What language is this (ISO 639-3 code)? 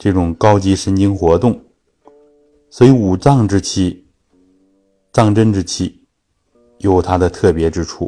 zho